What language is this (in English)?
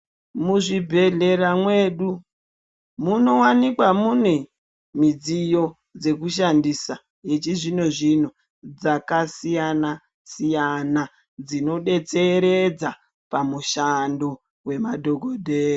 Ndau